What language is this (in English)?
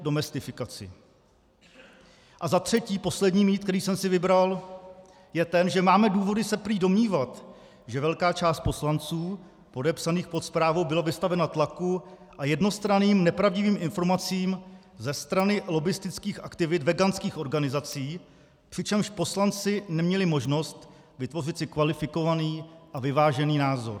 Czech